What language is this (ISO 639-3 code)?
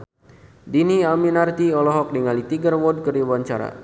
sun